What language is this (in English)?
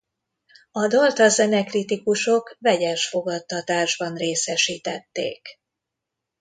Hungarian